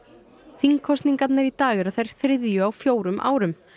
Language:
Icelandic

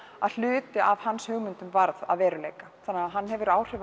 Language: Icelandic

